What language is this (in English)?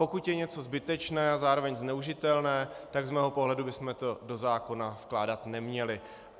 Czech